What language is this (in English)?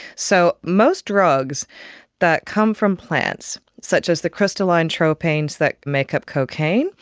English